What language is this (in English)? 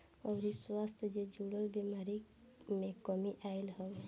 Bhojpuri